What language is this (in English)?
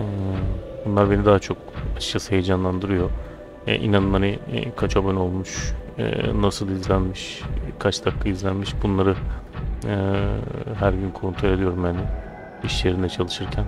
Turkish